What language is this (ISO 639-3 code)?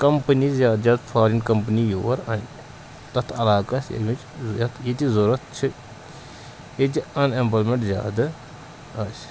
kas